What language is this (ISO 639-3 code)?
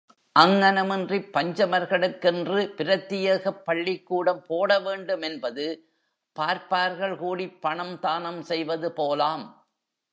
tam